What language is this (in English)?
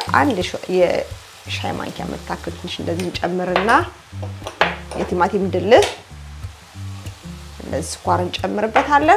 Arabic